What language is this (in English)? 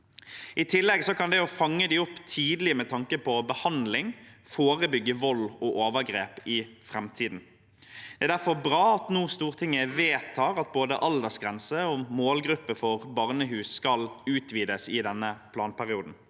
Norwegian